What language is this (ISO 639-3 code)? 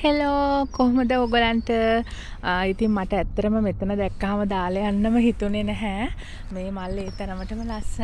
ron